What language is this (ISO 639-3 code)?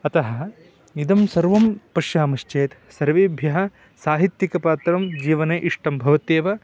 san